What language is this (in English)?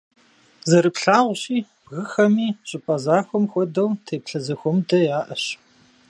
Kabardian